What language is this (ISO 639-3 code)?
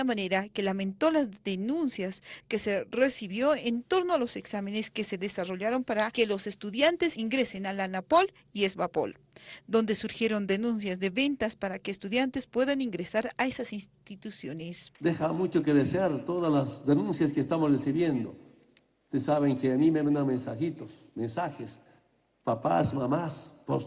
spa